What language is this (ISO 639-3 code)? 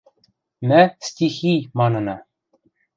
mrj